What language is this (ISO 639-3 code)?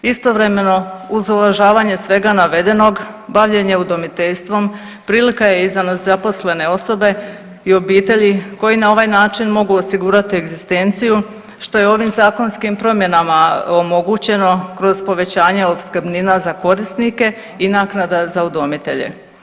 hrv